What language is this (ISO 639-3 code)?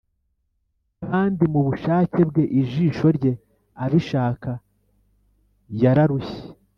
kin